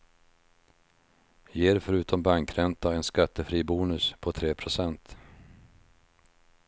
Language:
Swedish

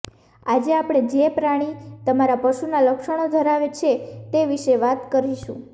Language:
Gujarati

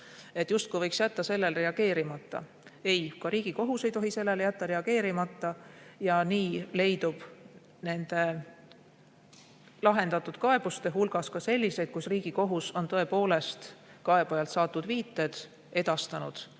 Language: Estonian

